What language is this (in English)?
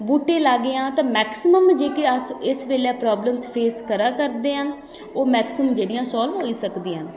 Dogri